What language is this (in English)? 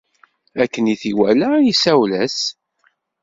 Kabyle